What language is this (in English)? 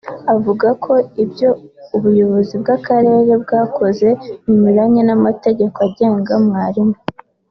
Kinyarwanda